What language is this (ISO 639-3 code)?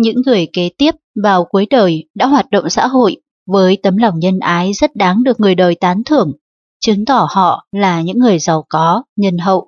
vie